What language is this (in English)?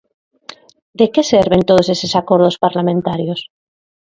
Galician